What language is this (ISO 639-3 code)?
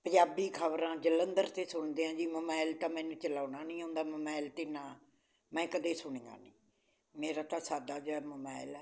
pan